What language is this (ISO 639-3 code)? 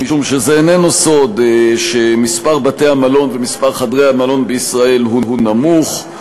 heb